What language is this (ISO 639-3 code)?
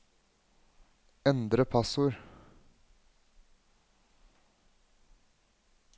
nor